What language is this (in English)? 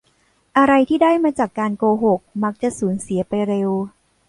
Thai